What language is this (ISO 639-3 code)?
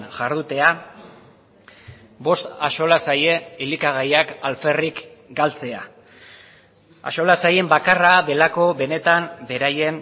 eus